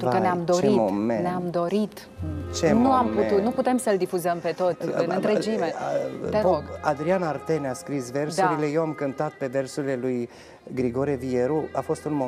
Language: Romanian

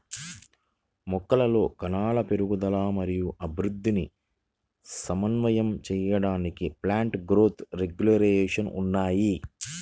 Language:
Telugu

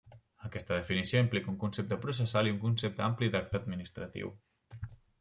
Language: Catalan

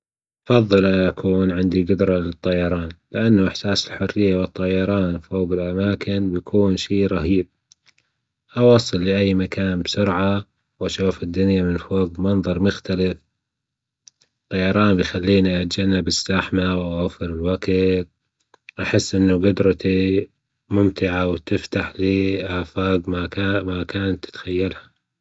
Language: Gulf Arabic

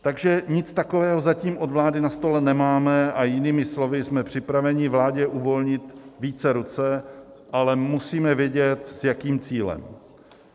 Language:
Czech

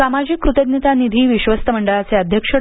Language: Marathi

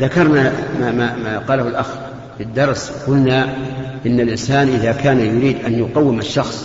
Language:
Arabic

